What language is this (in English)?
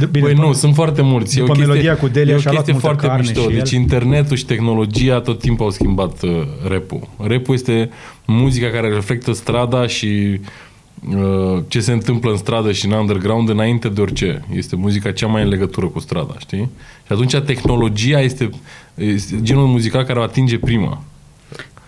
Romanian